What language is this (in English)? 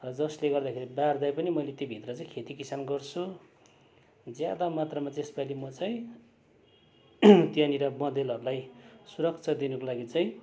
Nepali